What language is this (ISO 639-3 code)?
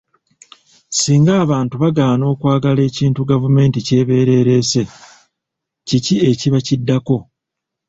lug